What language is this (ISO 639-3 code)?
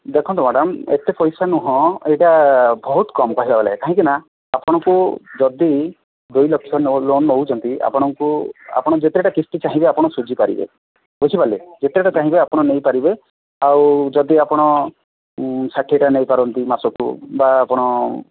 ori